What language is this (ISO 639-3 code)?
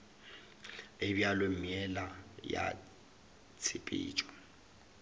nso